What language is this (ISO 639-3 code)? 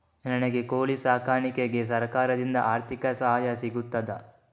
kan